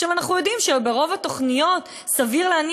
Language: Hebrew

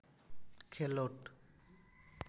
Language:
Santali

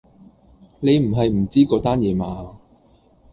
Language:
Cantonese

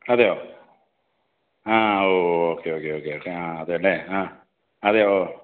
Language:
Malayalam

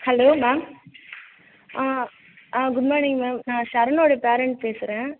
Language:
Tamil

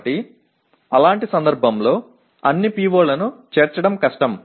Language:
Telugu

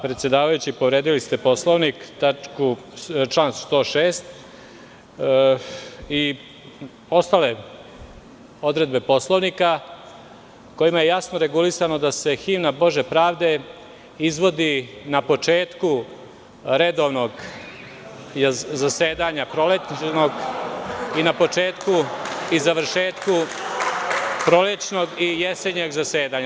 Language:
Serbian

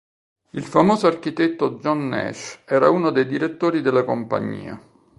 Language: Italian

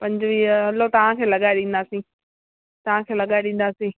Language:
Sindhi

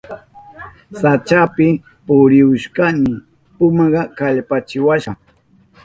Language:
Southern Pastaza Quechua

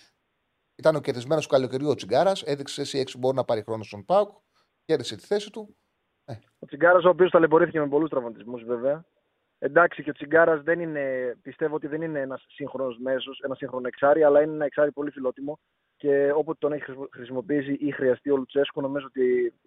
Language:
Greek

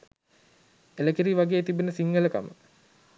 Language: Sinhala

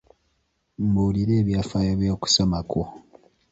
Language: Ganda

